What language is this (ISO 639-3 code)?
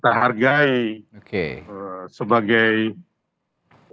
ind